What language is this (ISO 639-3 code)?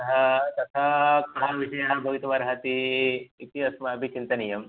san